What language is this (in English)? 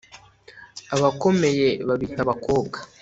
Kinyarwanda